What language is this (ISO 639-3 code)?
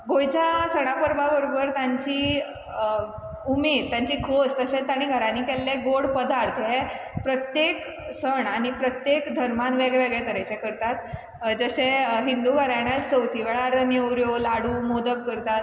kok